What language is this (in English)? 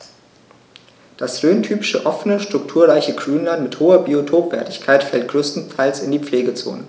German